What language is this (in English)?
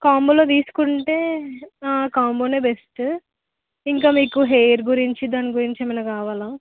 Telugu